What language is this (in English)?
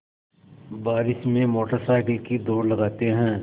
Hindi